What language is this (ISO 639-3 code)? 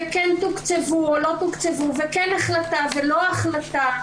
heb